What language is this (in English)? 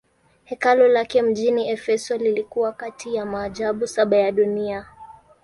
Swahili